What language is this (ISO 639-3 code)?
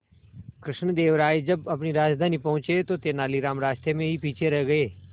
hin